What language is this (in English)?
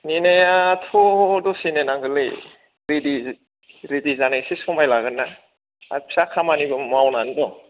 Bodo